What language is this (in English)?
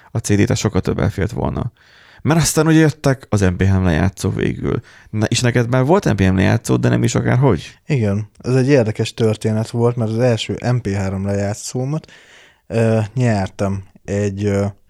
Hungarian